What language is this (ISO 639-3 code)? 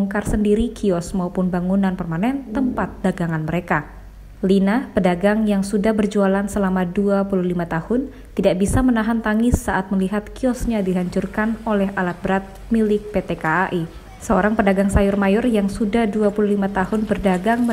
ind